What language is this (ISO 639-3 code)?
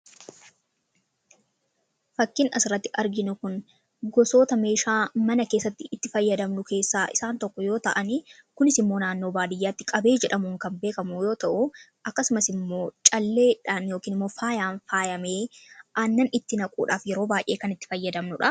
orm